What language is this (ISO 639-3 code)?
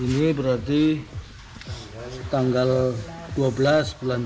ind